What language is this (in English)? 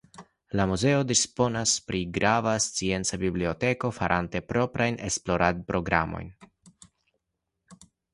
Esperanto